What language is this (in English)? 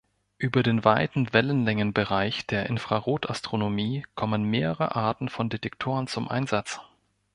German